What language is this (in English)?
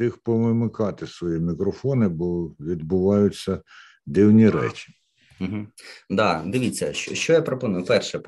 Ukrainian